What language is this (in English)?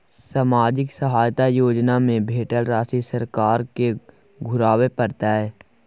Maithili